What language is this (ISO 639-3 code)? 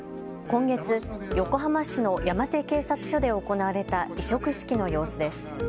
jpn